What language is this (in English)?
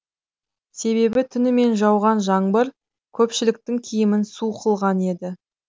Kazakh